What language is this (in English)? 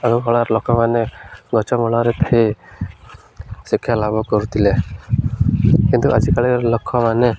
Odia